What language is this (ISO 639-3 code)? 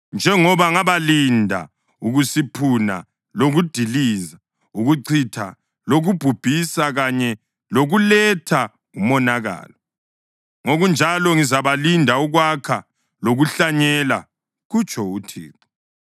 nde